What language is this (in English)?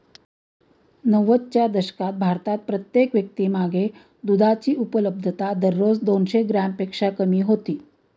Marathi